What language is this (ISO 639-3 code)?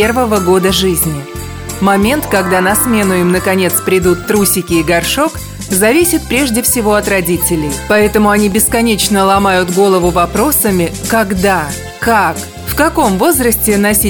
rus